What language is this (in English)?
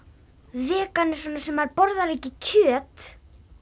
Icelandic